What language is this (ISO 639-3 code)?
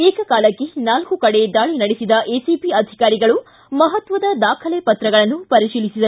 kan